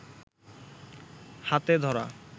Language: Bangla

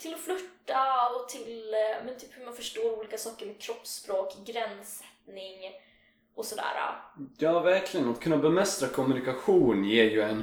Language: Swedish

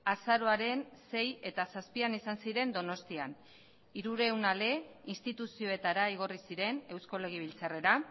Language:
Basque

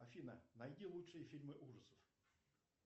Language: Russian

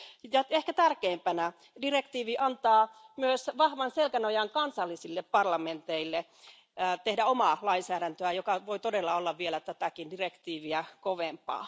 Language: Finnish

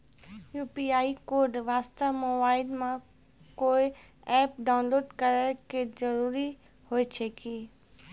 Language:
Maithili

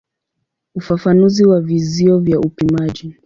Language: Swahili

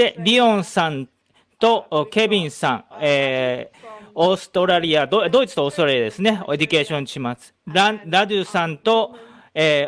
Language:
Japanese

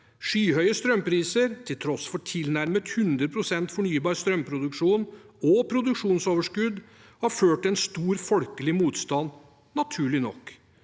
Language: Norwegian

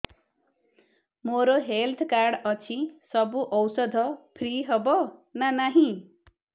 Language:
Odia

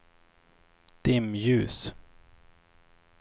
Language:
Swedish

